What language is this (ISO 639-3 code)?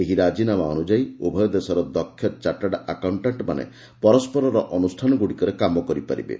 ori